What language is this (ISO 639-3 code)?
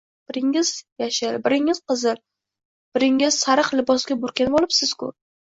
uzb